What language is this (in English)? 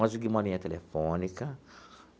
Portuguese